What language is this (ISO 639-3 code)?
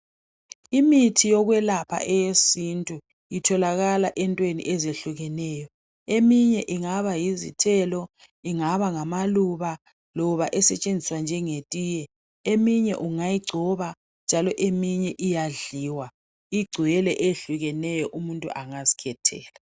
nde